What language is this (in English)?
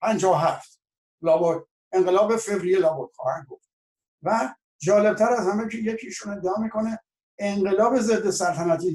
Persian